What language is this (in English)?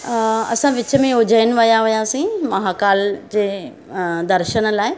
Sindhi